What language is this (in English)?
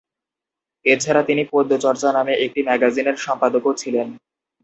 Bangla